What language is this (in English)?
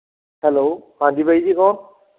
Punjabi